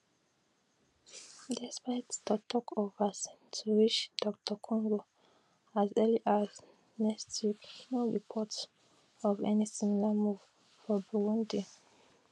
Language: Nigerian Pidgin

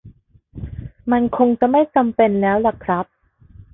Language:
Thai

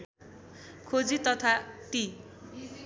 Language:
Nepali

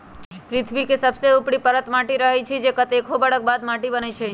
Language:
Magahi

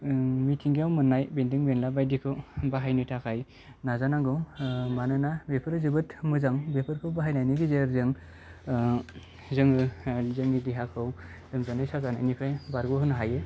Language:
Bodo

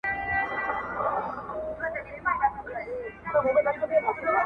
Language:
Pashto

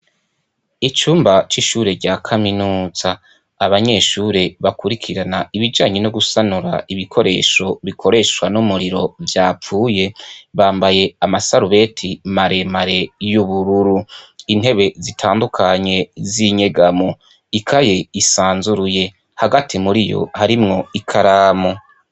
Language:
Rundi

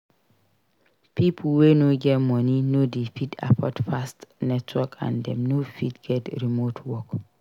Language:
Nigerian Pidgin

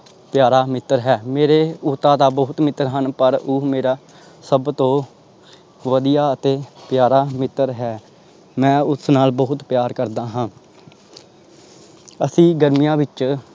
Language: Punjabi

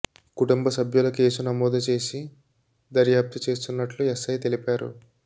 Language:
Telugu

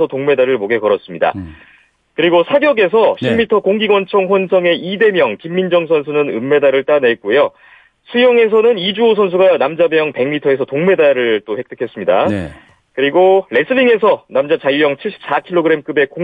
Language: Korean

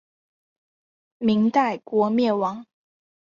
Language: Chinese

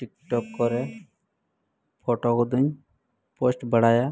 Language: Santali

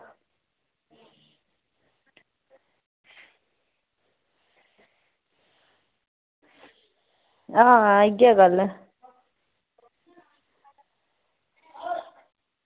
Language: Dogri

